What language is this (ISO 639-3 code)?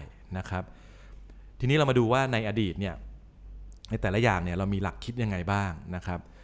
tha